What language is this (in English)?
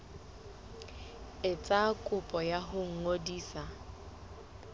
Southern Sotho